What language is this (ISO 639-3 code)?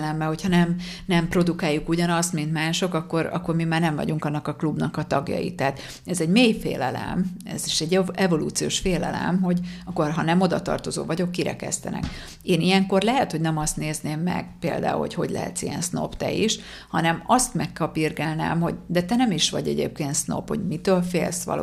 hun